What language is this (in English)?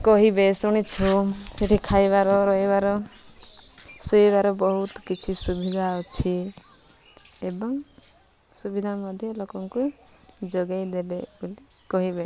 Odia